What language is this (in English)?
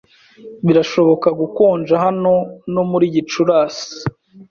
Kinyarwanda